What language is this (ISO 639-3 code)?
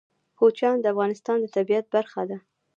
pus